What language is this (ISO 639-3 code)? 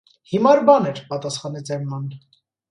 hye